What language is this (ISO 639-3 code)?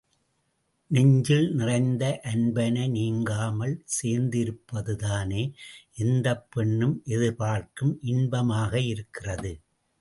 tam